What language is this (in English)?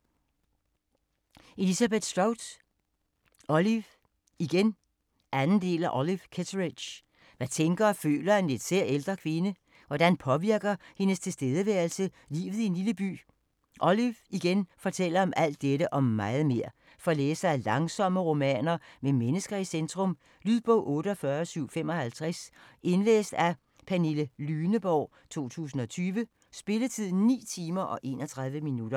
Danish